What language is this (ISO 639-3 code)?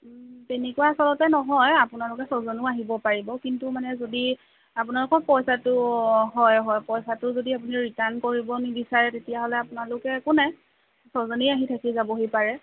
asm